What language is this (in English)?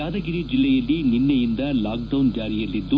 Kannada